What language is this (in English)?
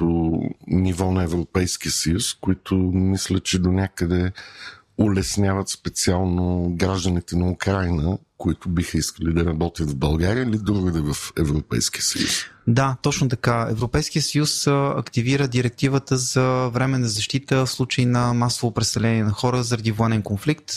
Bulgarian